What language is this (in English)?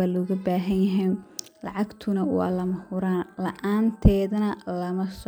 Somali